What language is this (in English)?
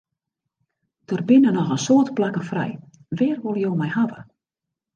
Western Frisian